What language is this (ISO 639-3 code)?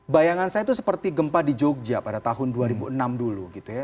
ind